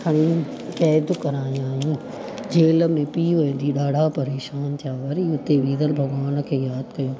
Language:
Sindhi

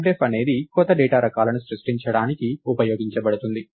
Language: Telugu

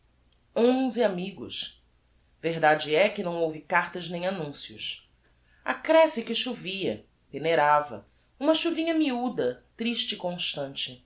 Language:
Portuguese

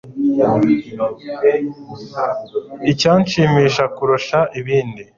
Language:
Kinyarwanda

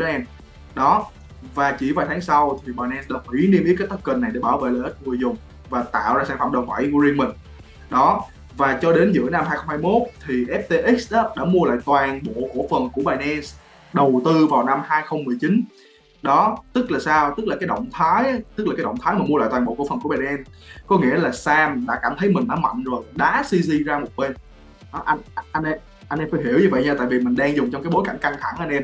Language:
Vietnamese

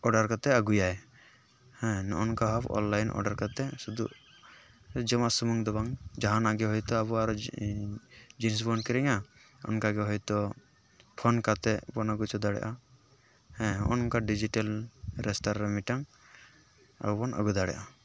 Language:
Santali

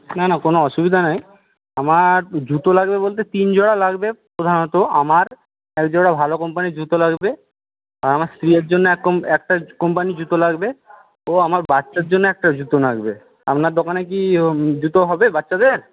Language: Bangla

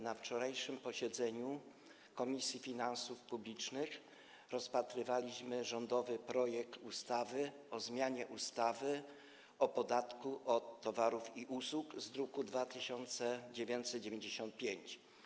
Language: Polish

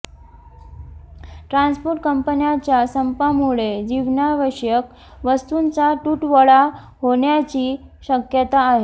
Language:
Marathi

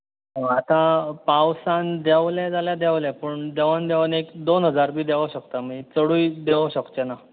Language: Konkani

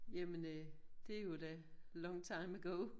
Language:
Danish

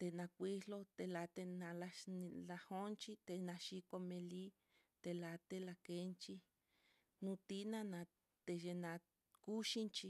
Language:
Mitlatongo Mixtec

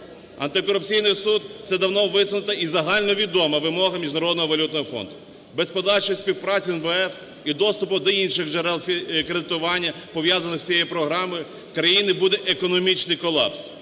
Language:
Ukrainian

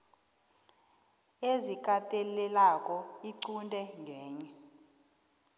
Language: South Ndebele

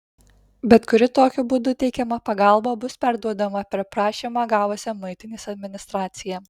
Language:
Lithuanian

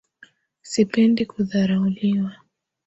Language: Swahili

